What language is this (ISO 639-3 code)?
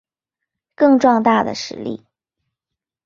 zho